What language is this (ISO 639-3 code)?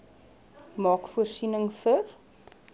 afr